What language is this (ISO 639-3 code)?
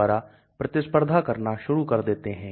hin